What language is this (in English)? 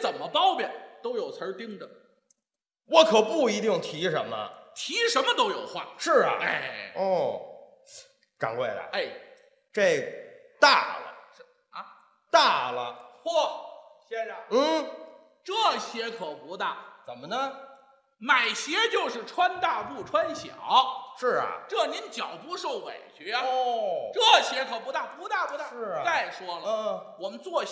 Chinese